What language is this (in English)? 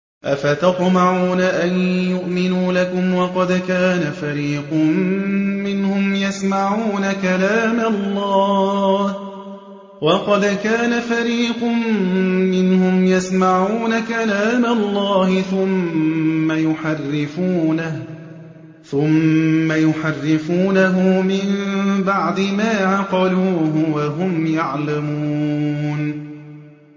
Arabic